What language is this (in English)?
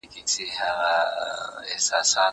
Pashto